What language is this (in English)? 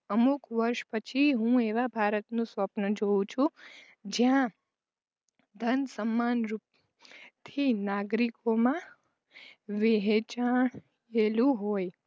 Gujarati